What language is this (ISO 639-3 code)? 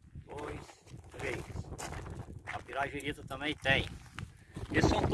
por